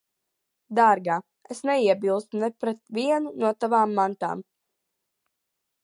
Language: Latvian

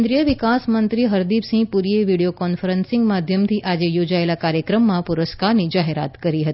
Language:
Gujarati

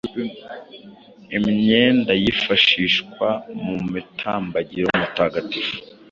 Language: Kinyarwanda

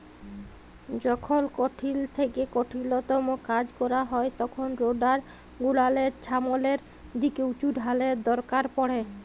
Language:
Bangla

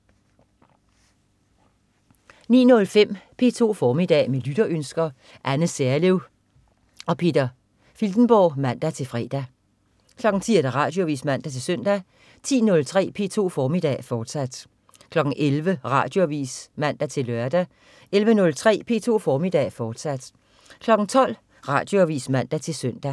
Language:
Danish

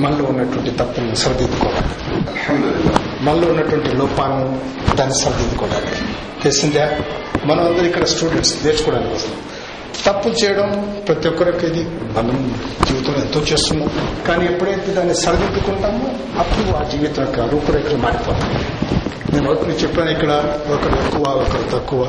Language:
Telugu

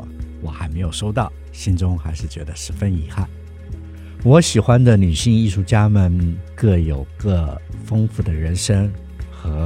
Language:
Chinese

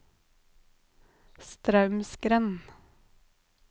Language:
Norwegian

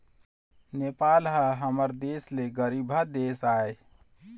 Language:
Chhattisgarhi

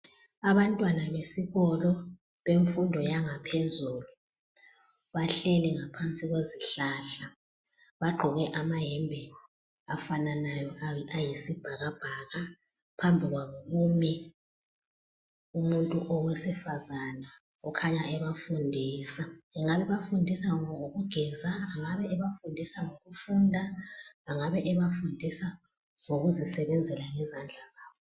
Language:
North Ndebele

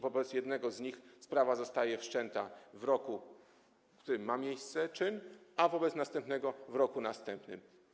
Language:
Polish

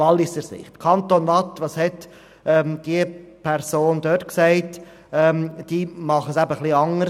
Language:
Swiss German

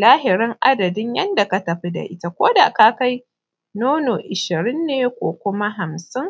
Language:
Hausa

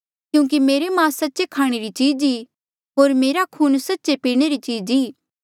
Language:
Mandeali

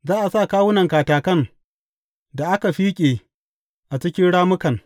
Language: Hausa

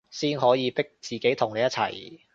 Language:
Cantonese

